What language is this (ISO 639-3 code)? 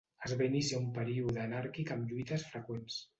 cat